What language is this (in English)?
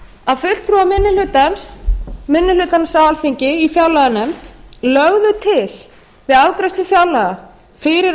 Icelandic